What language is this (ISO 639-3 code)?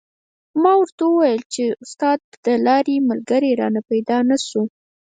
pus